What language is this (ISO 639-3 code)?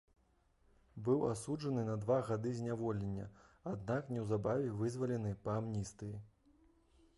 bel